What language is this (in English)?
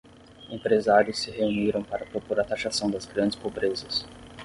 Portuguese